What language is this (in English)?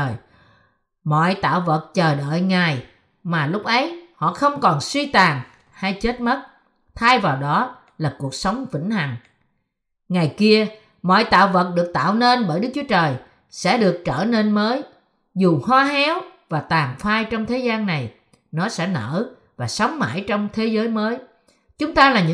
Vietnamese